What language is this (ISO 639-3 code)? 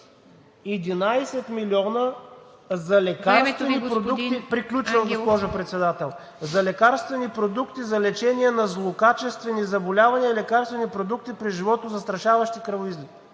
bul